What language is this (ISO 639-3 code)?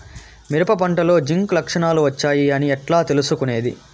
tel